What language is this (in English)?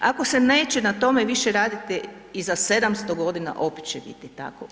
Croatian